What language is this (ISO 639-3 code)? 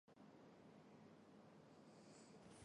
zho